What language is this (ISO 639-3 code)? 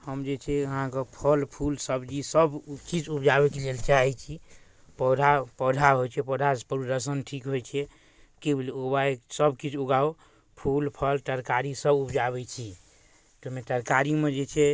mai